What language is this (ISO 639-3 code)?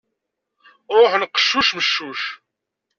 kab